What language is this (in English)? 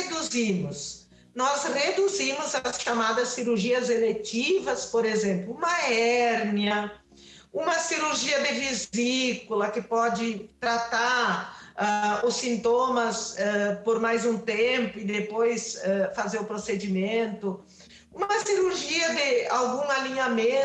Portuguese